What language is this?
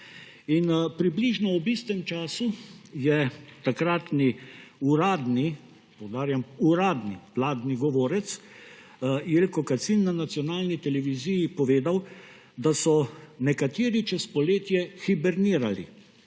Slovenian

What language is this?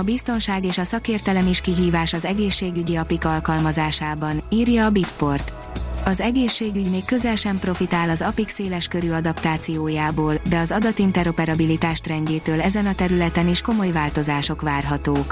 Hungarian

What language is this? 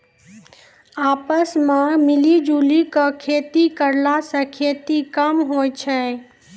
Maithili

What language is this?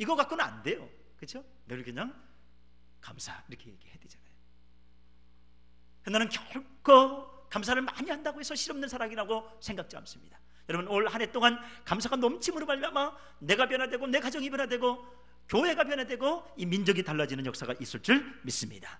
Korean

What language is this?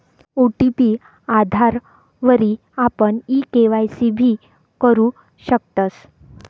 Marathi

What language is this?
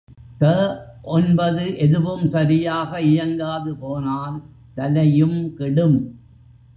Tamil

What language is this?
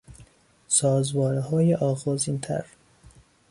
Persian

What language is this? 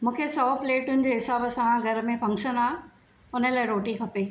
Sindhi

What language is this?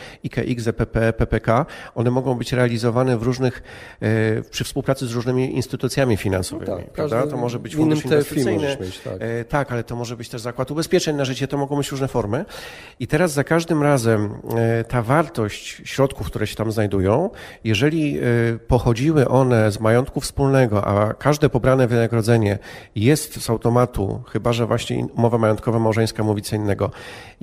Polish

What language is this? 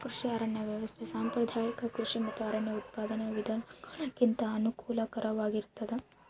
Kannada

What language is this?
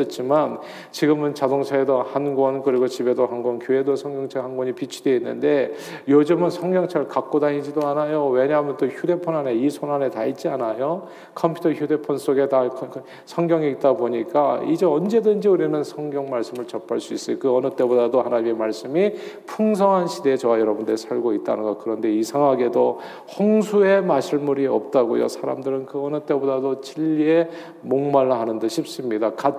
Korean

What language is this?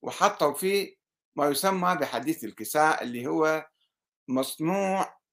Arabic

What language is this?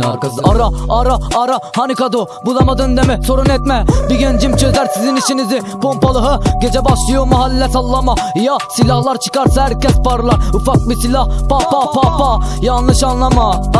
Turkish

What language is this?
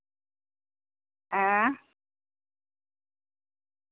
Dogri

